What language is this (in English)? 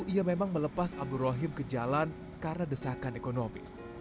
Indonesian